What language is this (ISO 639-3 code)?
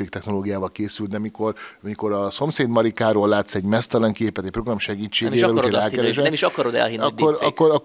hun